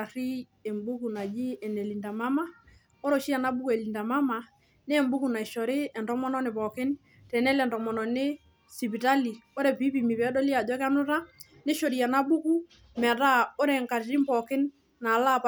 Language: Masai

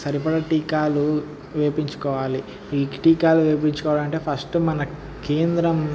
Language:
Telugu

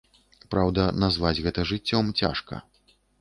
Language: Belarusian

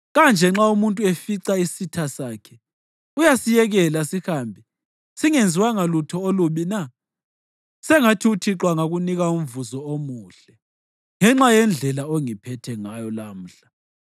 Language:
North Ndebele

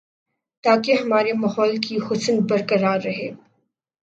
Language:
Urdu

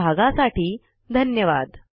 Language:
Marathi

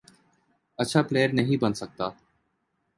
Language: Urdu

